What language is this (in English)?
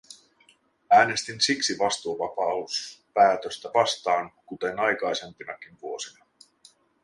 Finnish